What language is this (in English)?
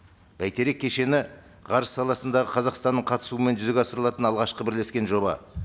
Kazakh